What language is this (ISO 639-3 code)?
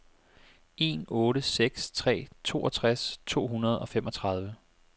dan